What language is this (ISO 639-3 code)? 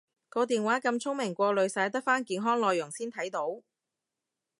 yue